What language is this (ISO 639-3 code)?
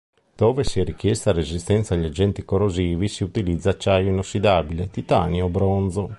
ita